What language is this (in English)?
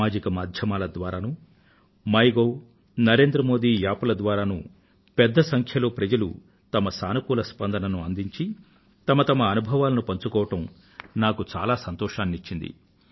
Telugu